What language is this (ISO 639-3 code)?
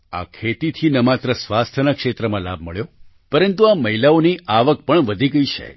guj